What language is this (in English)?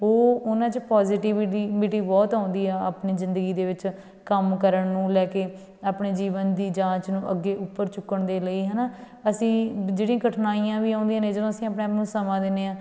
Punjabi